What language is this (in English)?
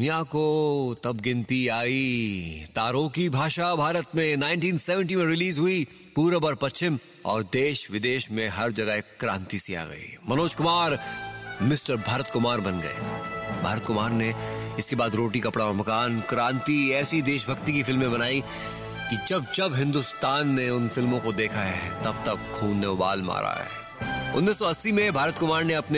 Hindi